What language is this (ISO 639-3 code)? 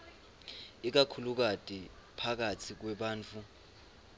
ssw